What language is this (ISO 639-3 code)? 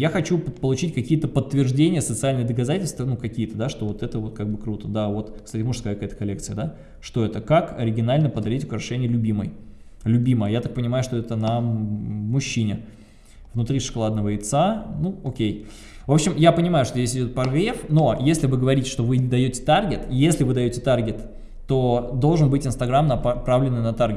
rus